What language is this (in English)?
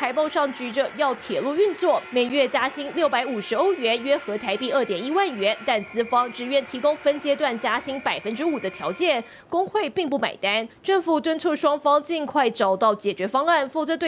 Chinese